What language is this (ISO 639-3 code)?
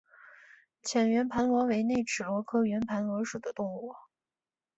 zho